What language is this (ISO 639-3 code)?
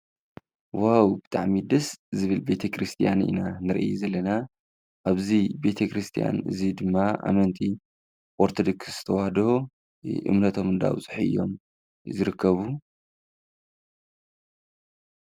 tir